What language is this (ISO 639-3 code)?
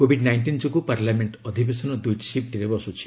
ori